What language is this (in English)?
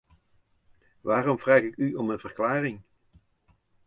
Dutch